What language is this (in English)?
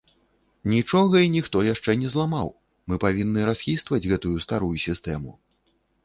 Belarusian